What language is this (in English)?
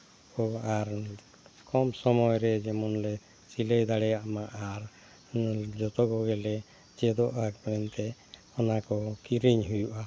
Santali